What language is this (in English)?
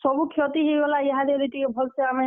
Odia